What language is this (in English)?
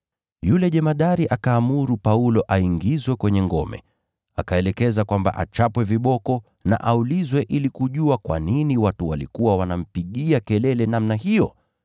Swahili